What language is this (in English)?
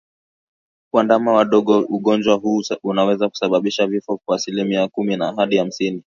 Swahili